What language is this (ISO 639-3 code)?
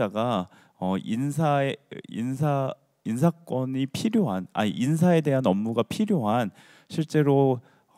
kor